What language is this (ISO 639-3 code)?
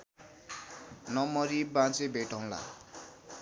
nep